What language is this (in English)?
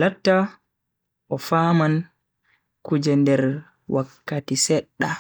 Bagirmi Fulfulde